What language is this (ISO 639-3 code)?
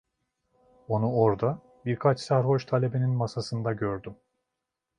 tur